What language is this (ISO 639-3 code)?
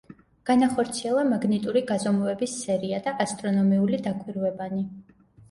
kat